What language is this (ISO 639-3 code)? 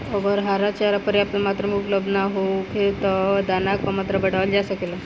bho